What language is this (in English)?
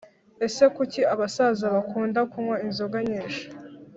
Kinyarwanda